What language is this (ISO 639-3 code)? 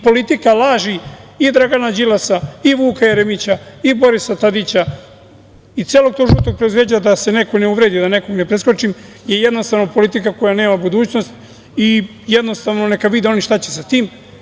srp